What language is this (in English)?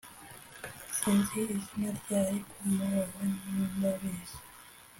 Kinyarwanda